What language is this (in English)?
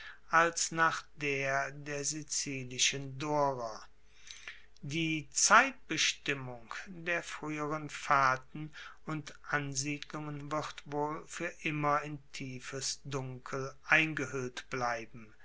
German